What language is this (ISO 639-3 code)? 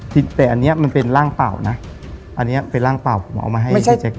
tha